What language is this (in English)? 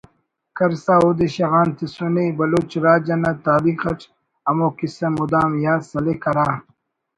Brahui